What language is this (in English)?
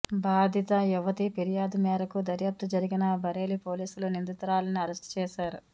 Telugu